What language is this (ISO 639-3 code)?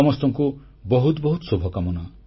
ori